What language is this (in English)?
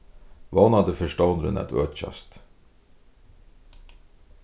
Faroese